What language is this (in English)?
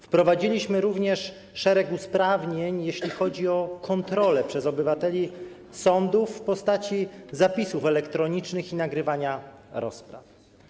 Polish